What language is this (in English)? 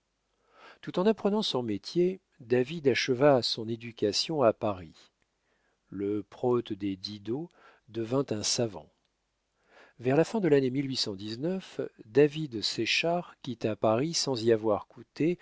French